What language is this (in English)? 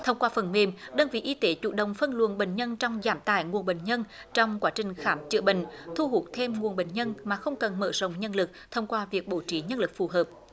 Vietnamese